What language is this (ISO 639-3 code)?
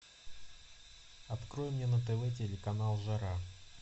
rus